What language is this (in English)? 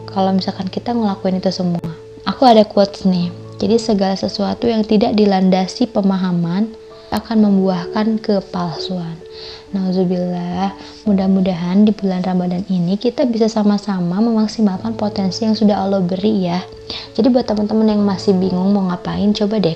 Indonesian